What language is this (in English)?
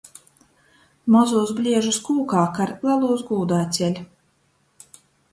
Latgalian